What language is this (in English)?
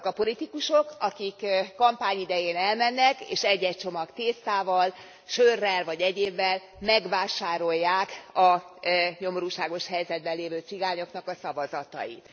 Hungarian